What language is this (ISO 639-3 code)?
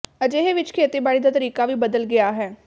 pan